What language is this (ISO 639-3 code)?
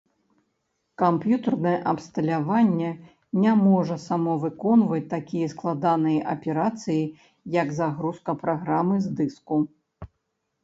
bel